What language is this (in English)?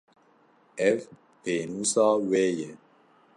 Kurdish